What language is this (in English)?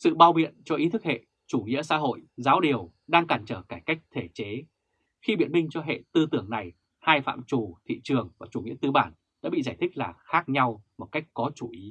Vietnamese